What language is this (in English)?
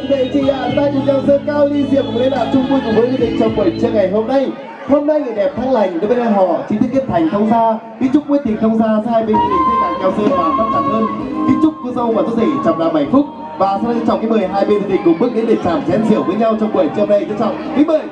Vietnamese